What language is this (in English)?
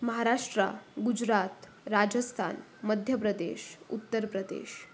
Marathi